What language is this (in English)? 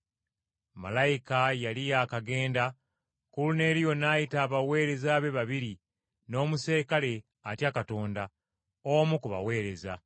Ganda